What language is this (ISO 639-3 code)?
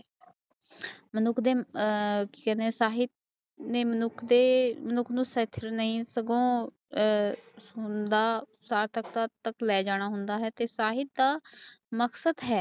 pan